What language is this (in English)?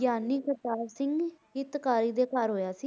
Punjabi